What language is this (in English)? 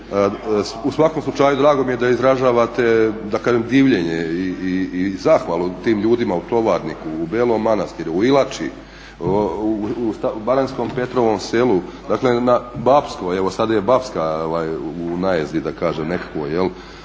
Croatian